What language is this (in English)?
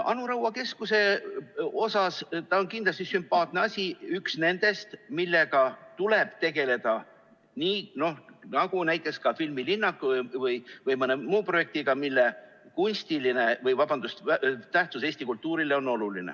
Estonian